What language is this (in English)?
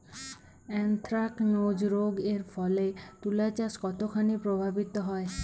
Bangla